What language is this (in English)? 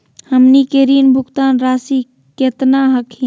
Magahi